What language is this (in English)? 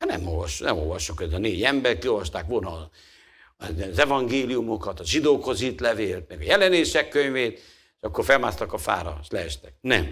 Hungarian